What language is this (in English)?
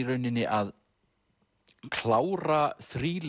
Icelandic